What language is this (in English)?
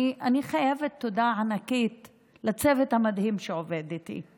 Hebrew